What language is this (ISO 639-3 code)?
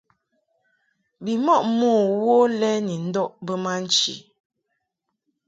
mhk